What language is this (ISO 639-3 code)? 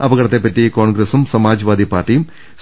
mal